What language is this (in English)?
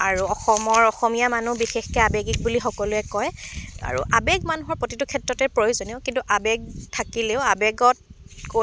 Assamese